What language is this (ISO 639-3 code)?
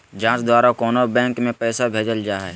mag